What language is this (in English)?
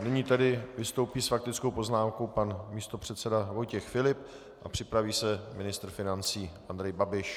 Czech